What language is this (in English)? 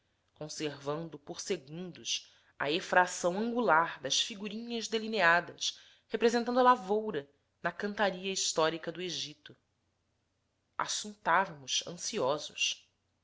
Portuguese